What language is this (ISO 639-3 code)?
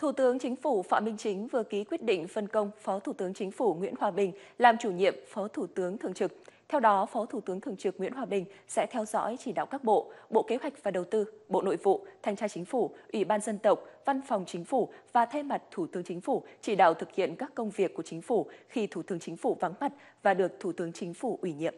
vie